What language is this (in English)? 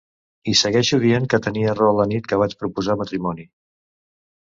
Catalan